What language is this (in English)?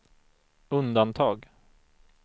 Swedish